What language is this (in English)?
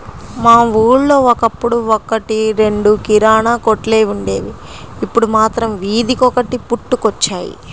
Telugu